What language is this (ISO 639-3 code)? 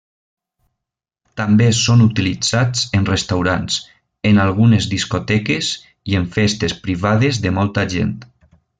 cat